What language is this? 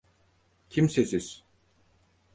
Turkish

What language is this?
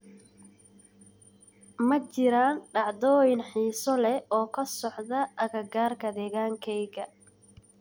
Somali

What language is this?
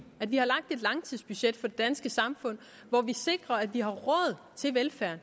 Danish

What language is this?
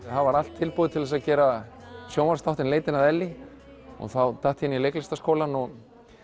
Icelandic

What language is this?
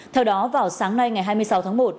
Vietnamese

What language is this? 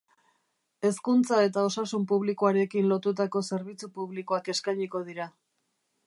Basque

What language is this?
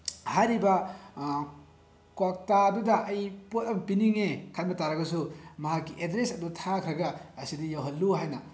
Manipuri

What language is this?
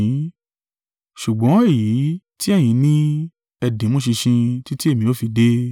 Yoruba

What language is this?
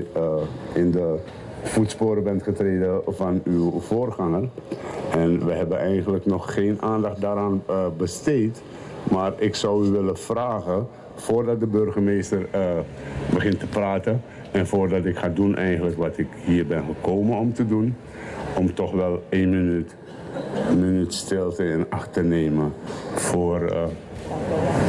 Dutch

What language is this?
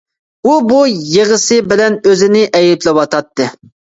Uyghur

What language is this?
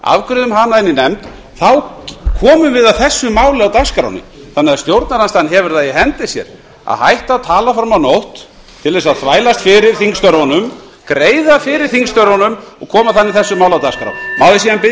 Icelandic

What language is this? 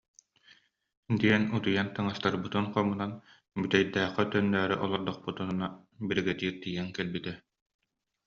Yakut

